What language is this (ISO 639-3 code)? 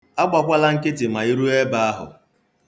ibo